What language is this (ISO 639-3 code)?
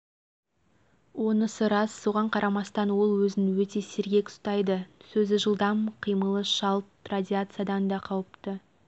kaz